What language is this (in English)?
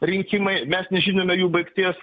Lithuanian